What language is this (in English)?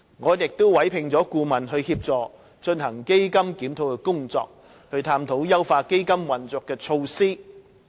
Cantonese